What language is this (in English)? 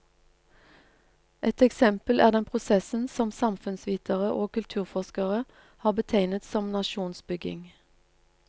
Norwegian